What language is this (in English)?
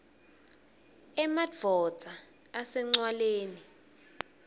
Swati